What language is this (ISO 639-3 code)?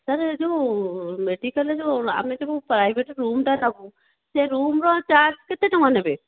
ori